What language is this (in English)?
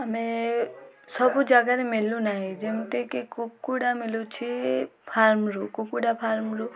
Odia